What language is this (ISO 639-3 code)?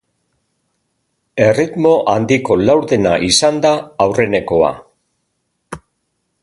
eus